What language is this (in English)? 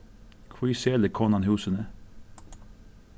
Faroese